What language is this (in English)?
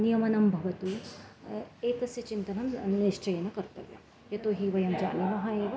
Sanskrit